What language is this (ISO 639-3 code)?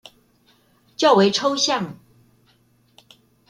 zho